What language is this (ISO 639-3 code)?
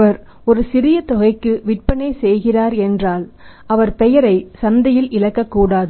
tam